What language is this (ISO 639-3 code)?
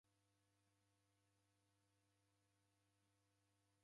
dav